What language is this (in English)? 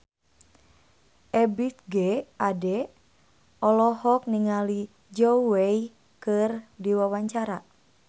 Sundanese